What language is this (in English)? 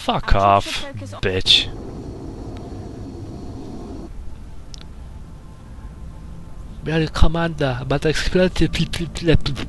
Polish